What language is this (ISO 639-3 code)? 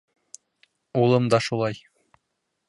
bak